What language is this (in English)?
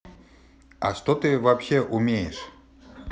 Russian